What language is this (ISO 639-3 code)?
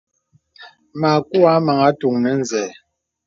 beb